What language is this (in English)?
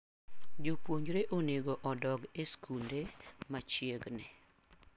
Luo (Kenya and Tanzania)